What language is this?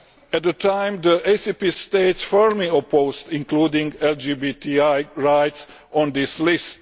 English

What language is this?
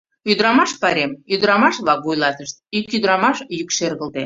Mari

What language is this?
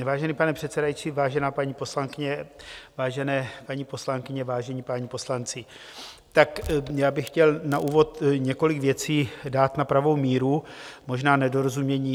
Czech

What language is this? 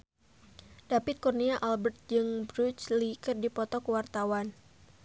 Sundanese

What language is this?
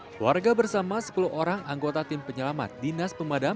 Indonesian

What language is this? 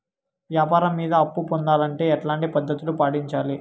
Telugu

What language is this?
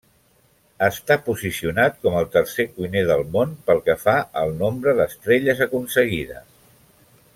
Catalan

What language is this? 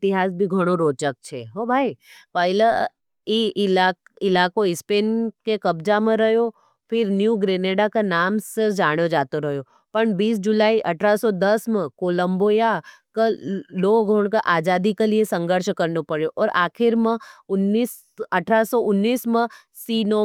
Nimadi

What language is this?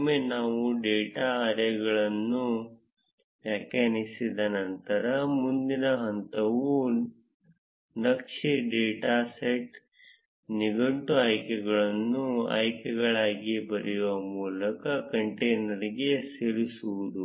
Kannada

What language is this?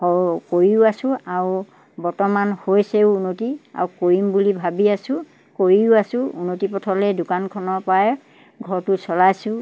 Assamese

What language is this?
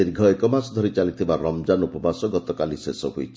Odia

